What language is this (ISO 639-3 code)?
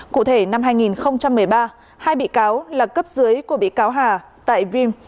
vie